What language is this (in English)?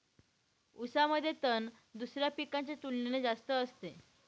Marathi